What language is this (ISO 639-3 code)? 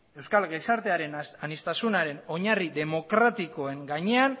eus